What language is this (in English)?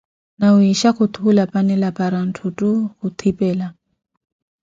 Koti